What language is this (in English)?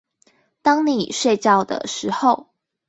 Chinese